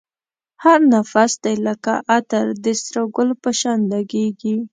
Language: Pashto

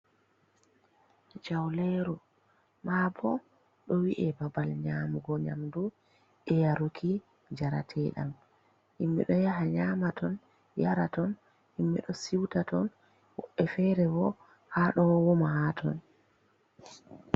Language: Fula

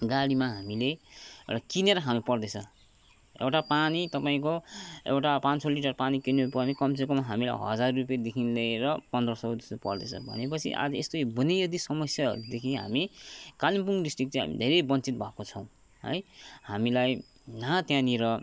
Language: Nepali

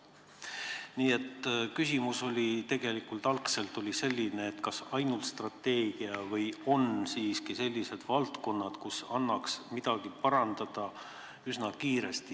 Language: Estonian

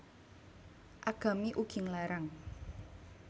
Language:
Javanese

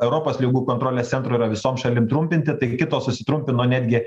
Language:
Lithuanian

